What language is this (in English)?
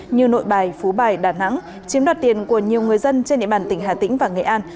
Vietnamese